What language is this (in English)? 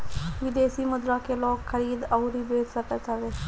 Bhojpuri